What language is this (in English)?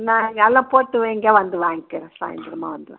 Tamil